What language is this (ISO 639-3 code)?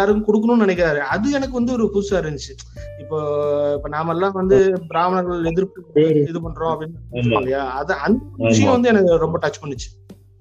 tam